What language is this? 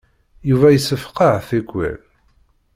Kabyle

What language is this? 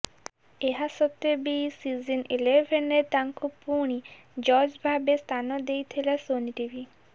Odia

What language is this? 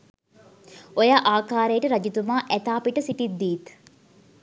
Sinhala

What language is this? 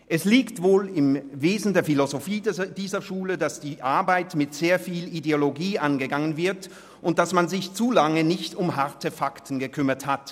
Swiss German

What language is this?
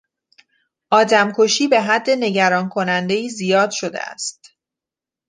Persian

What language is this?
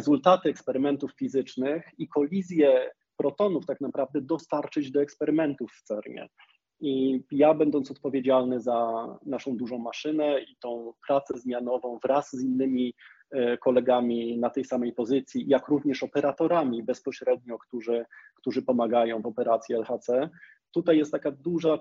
Polish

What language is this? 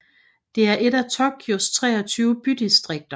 Danish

